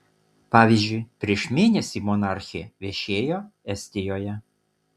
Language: Lithuanian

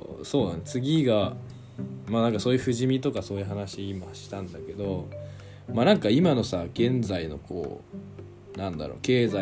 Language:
Japanese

